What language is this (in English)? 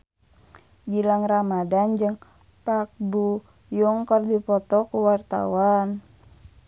Sundanese